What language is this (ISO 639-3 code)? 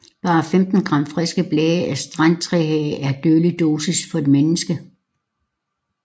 dan